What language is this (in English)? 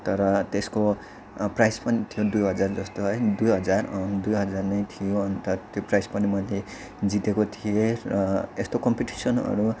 Nepali